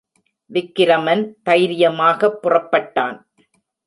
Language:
Tamil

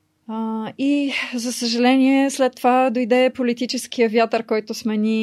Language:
Bulgarian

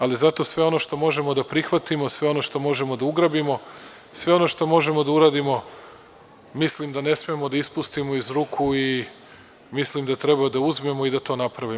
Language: Serbian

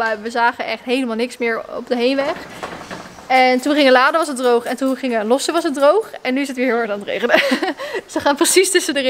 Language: Dutch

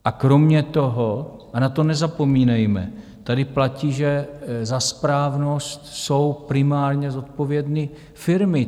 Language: Czech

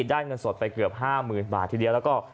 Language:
Thai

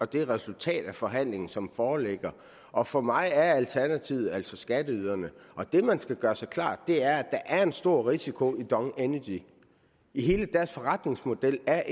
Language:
Danish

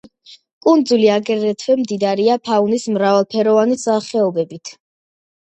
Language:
Georgian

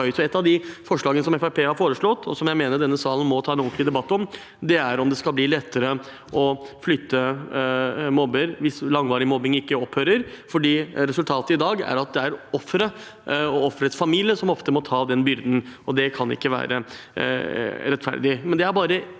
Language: Norwegian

